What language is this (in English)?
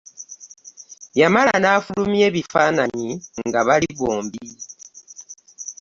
Ganda